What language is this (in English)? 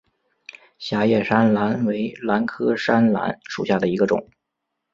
Chinese